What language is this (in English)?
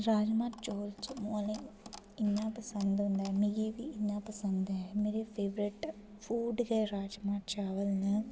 Dogri